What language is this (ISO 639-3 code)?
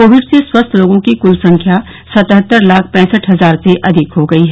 hin